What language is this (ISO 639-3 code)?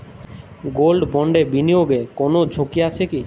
ben